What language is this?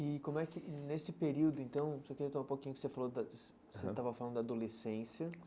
Portuguese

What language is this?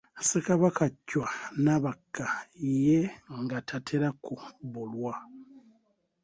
Ganda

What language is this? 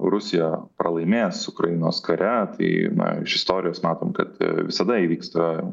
Lithuanian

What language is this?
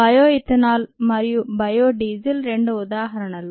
Telugu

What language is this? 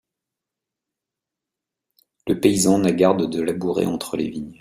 French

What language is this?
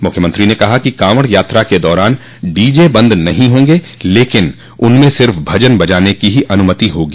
Hindi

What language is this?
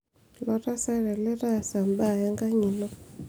Masai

